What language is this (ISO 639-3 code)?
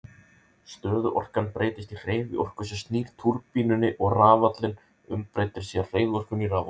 isl